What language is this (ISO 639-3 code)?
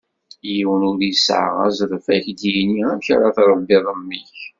kab